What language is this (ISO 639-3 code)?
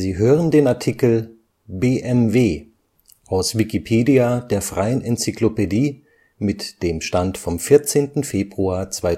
deu